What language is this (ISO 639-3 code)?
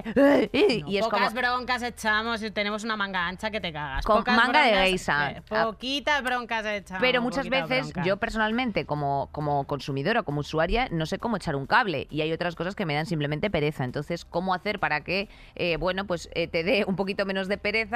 spa